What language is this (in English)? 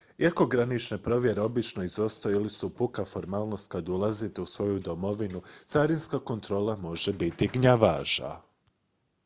Croatian